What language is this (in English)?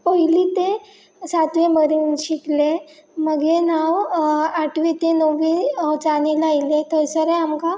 Konkani